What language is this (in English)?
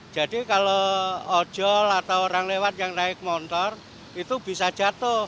Indonesian